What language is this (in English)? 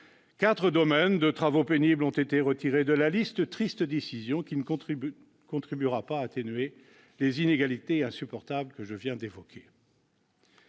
French